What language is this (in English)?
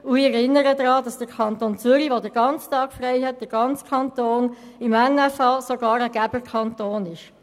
Swiss German